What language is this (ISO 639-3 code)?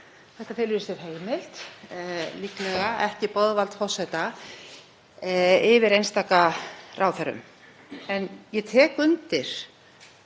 isl